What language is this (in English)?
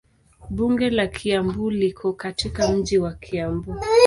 Swahili